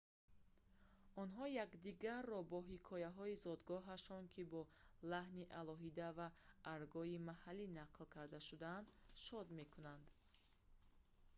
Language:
Tajik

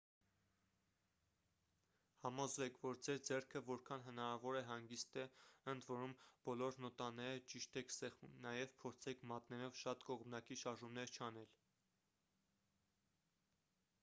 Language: Armenian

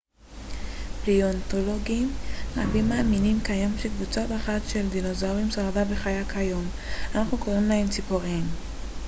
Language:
Hebrew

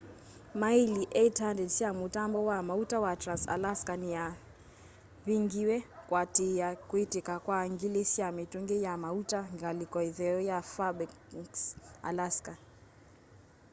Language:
Kamba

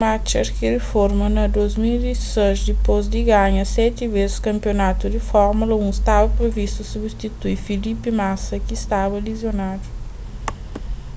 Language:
Kabuverdianu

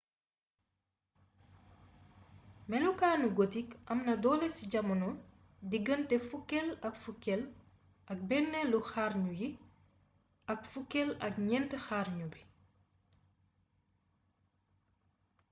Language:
Wolof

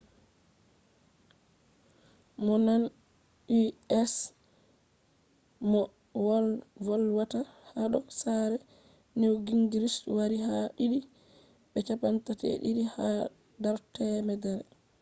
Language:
Fula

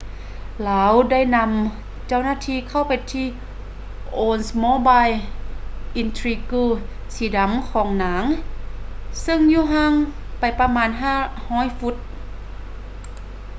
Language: Lao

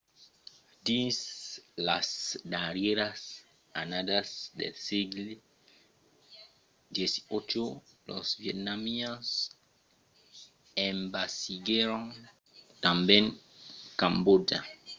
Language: Occitan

